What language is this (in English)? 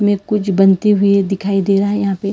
Hindi